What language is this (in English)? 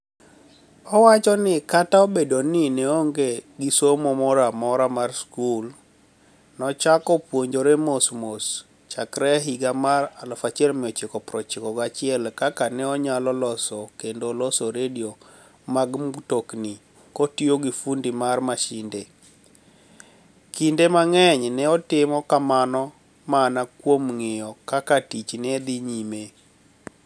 Luo (Kenya and Tanzania)